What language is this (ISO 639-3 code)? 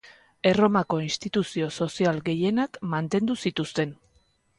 eus